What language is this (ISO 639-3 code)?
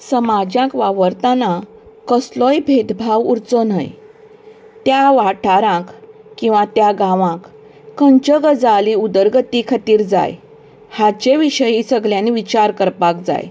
kok